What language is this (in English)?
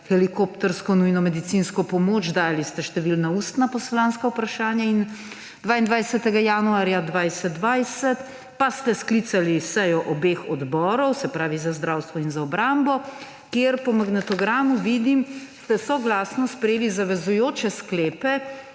Slovenian